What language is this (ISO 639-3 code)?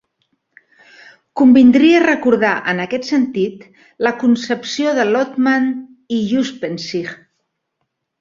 cat